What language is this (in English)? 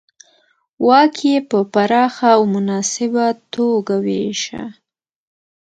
Pashto